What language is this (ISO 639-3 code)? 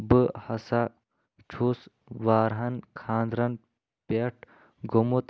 kas